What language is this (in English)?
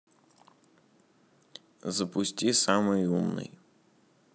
Russian